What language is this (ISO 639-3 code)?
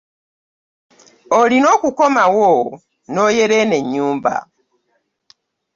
lug